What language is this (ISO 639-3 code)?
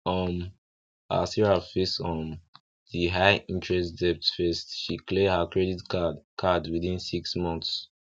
pcm